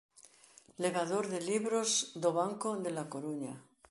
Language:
Galician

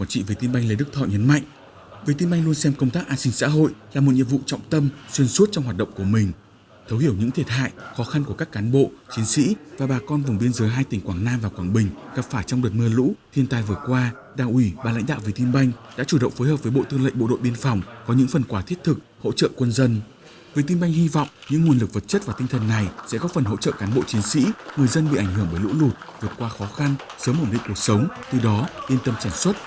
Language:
Vietnamese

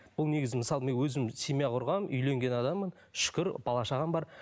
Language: Kazakh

